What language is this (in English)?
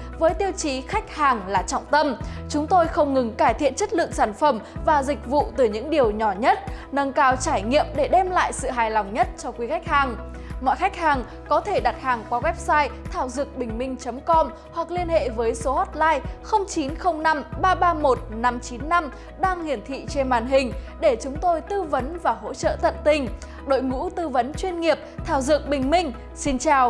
Vietnamese